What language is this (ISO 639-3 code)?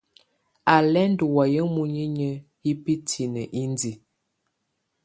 tvu